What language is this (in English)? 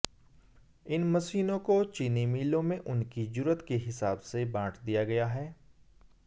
Hindi